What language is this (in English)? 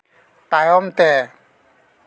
Santali